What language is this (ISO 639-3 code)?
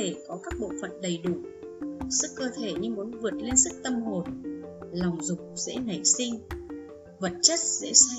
vie